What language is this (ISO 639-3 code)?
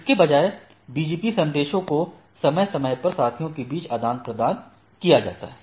hin